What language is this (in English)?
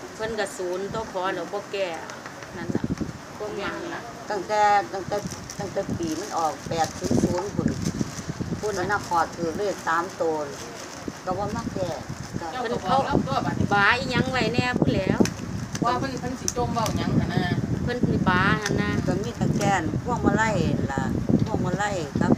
Thai